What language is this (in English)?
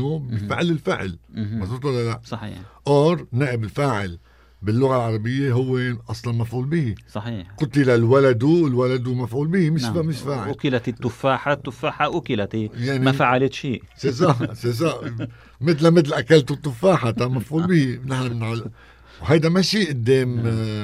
Arabic